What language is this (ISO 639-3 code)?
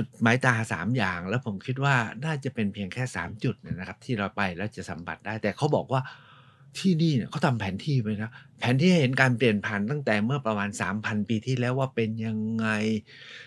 tha